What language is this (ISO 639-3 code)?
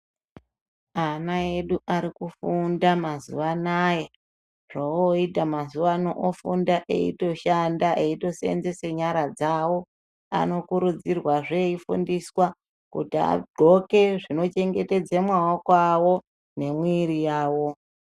ndc